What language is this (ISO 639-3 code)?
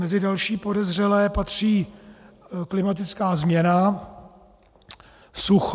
ces